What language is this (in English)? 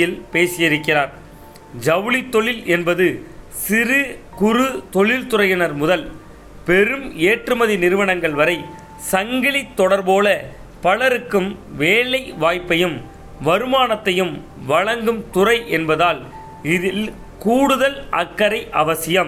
Tamil